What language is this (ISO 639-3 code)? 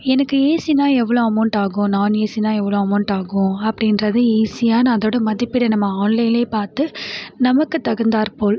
tam